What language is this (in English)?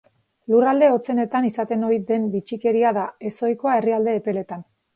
Basque